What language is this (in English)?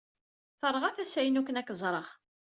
Kabyle